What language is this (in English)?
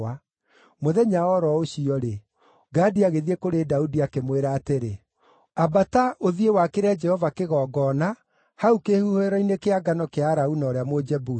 Kikuyu